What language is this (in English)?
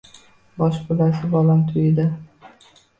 Uzbek